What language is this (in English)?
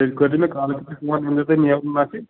Kashmiri